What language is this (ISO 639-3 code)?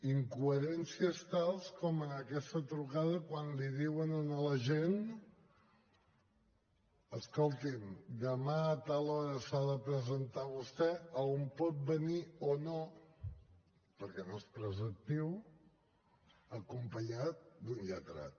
cat